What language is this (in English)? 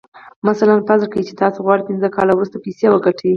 Pashto